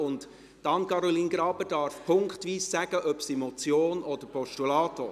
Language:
Swiss German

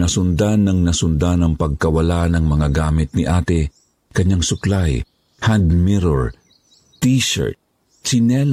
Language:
Filipino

